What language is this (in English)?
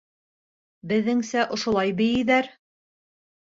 Bashkir